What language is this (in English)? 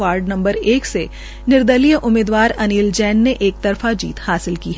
Hindi